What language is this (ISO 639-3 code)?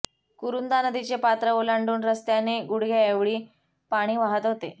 mar